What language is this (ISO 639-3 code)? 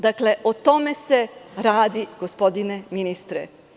srp